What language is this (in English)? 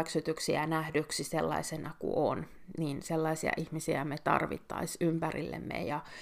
Finnish